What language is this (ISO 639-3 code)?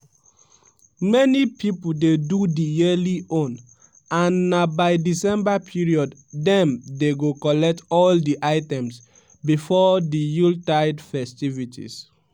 pcm